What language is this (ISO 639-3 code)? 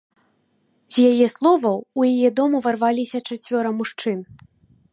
bel